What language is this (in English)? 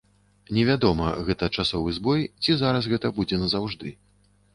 Belarusian